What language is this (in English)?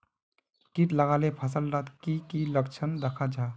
Magahi